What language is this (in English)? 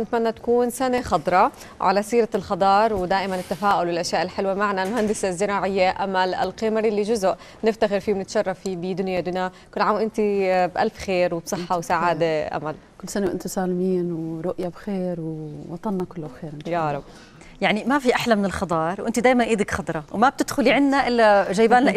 Arabic